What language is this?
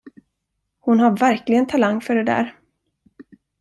Swedish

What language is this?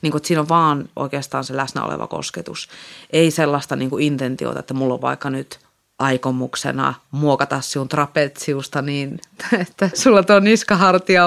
Finnish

